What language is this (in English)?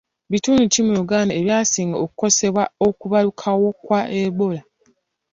Ganda